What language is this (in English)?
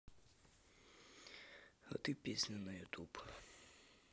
Russian